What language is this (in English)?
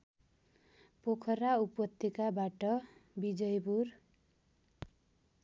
Nepali